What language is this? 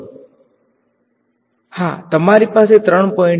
Gujarati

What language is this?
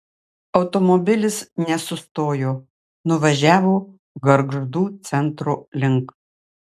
Lithuanian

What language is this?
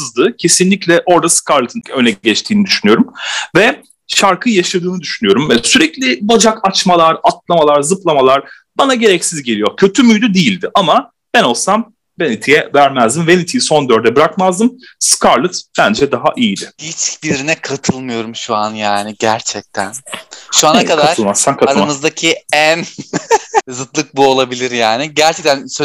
Turkish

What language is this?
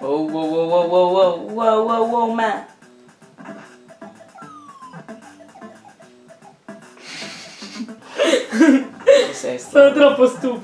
Italian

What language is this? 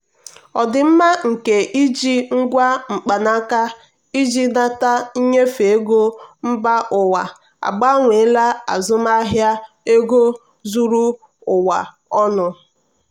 Igbo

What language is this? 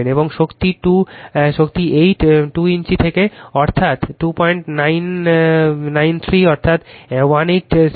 Bangla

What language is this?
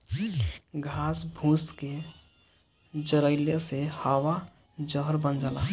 Bhojpuri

